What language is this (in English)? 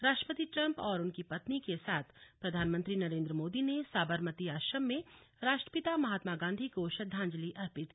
Hindi